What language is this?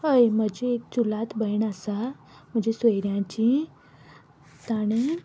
Konkani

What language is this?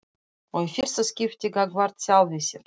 Icelandic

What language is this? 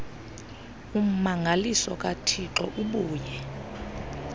Xhosa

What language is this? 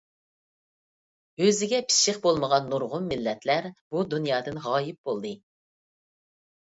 Uyghur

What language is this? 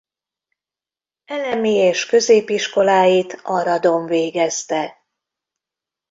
Hungarian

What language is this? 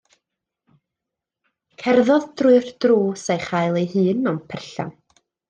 Welsh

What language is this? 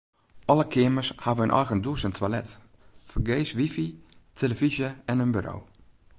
Western Frisian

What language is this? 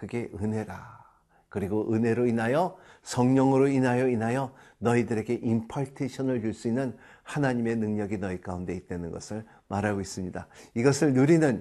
Korean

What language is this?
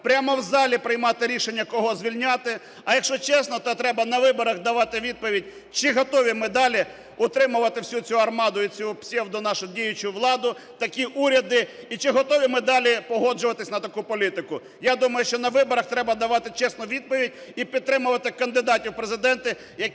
Ukrainian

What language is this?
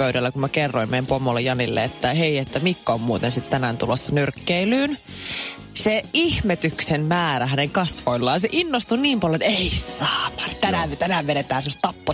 Finnish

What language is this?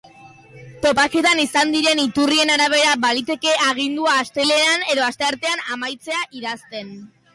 Basque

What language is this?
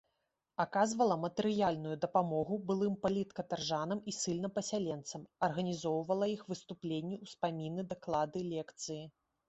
Belarusian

